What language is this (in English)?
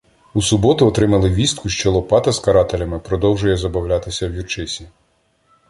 Ukrainian